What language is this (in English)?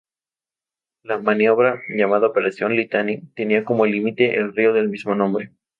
Spanish